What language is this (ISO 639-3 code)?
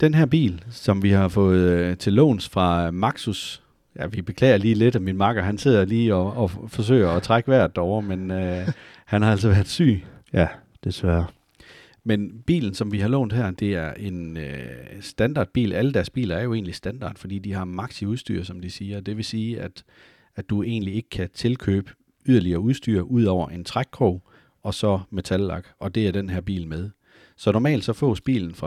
dan